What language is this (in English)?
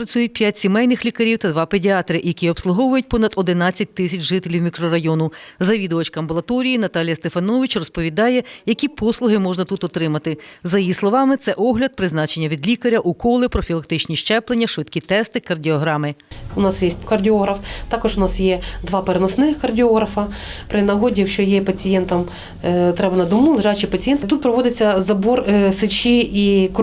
Ukrainian